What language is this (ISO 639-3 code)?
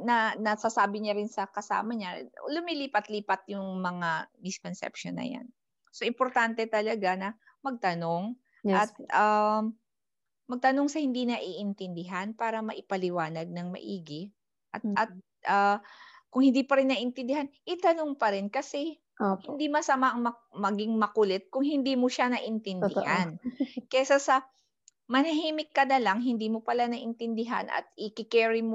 fil